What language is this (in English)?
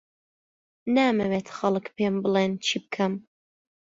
Central Kurdish